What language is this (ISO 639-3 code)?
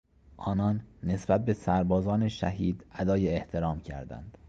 fas